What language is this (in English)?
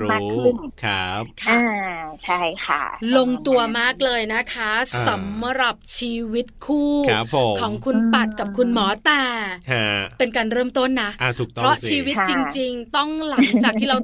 Thai